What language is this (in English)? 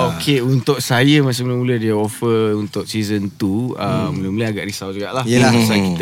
Malay